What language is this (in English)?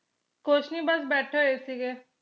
Punjabi